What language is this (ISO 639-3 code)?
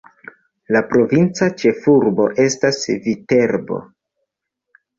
epo